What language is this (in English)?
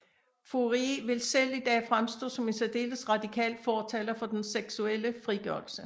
Danish